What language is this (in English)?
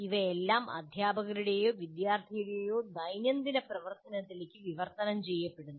Malayalam